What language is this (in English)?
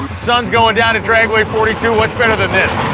English